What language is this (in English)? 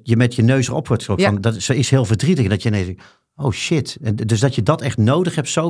Dutch